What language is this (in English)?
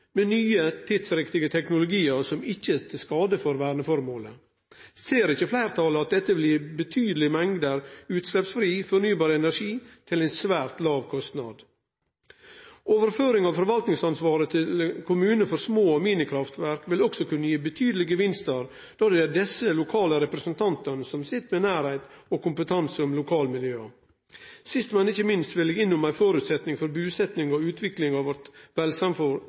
Norwegian Nynorsk